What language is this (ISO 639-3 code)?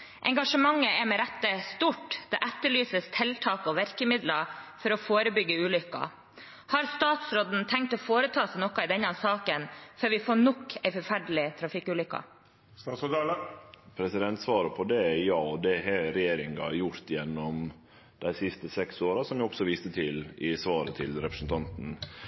nor